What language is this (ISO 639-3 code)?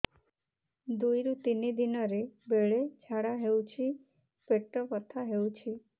ori